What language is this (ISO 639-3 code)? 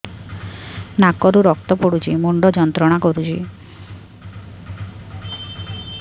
ori